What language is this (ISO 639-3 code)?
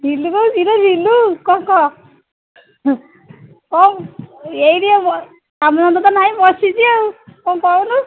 ori